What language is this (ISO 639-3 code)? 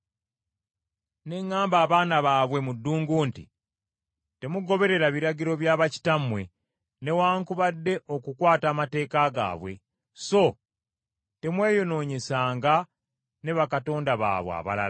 lug